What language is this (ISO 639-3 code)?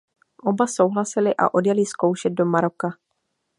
ces